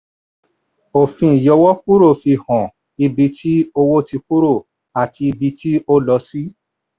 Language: Yoruba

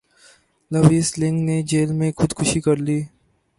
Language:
Urdu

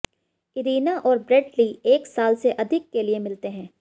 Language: Hindi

